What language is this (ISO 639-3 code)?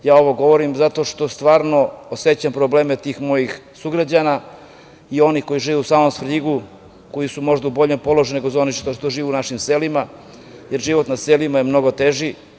srp